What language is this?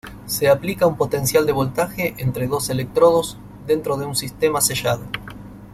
Spanish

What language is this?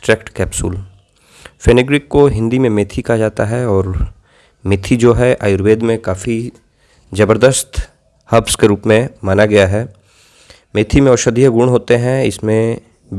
Hindi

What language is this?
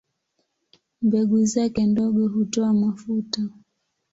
Swahili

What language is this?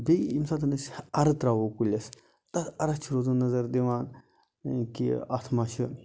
Kashmiri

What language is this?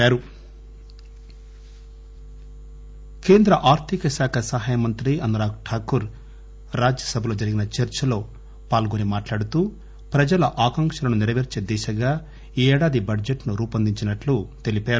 Telugu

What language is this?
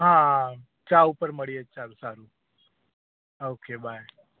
Gujarati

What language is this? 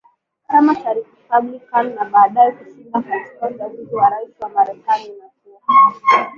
Swahili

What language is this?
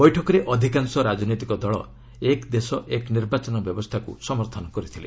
Odia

